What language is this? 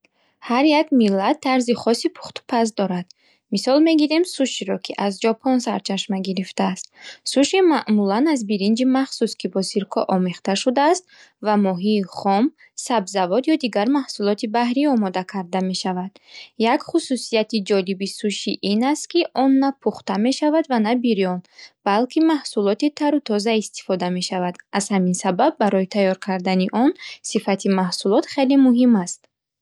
Bukharic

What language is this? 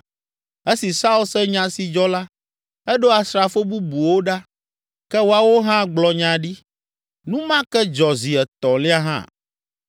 Ewe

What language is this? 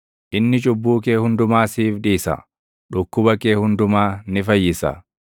Oromo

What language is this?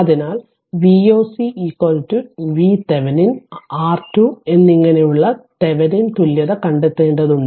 Malayalam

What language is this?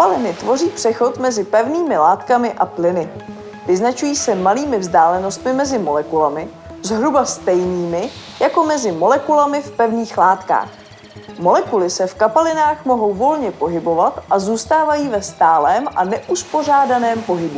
Czech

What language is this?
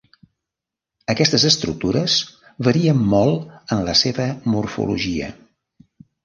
Catalan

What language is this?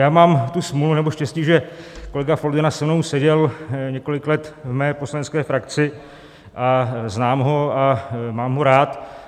Czech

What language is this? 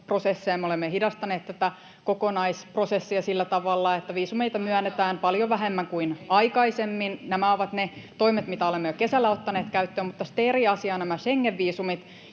Finnish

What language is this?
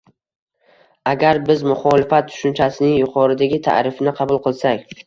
Uzbek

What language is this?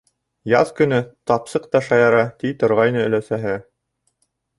Bashkir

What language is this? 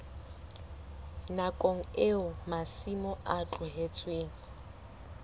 Southern Sotho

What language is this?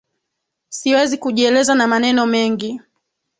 Swahili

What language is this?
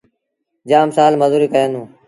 Sindhi Bhil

